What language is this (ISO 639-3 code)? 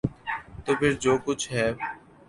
urd